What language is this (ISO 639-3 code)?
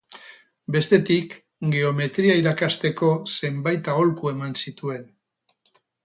eus